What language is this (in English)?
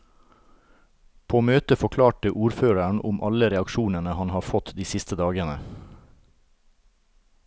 Norwegian